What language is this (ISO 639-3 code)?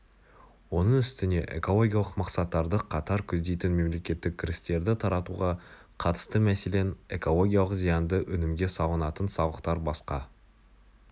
kaz